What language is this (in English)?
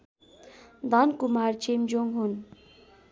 Nepali